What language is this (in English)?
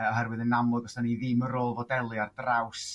Welsh